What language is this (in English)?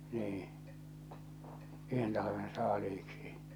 Finnish